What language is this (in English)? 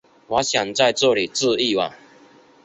Chinese